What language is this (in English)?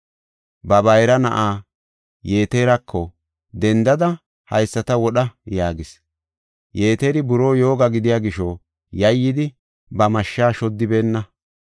Gofa